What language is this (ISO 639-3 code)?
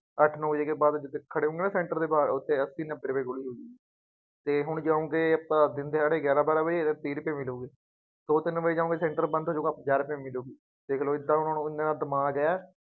pan